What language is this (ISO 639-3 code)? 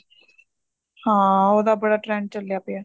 pan